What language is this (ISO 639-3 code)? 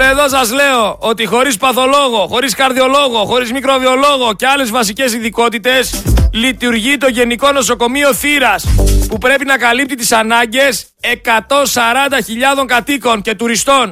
ell